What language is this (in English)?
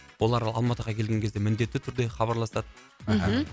Kazakh